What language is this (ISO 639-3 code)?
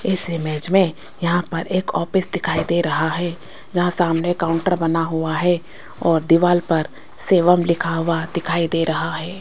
hin